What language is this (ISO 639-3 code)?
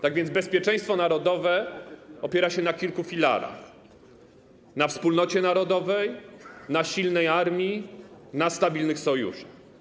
pol